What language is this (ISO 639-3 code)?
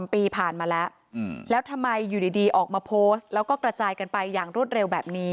tha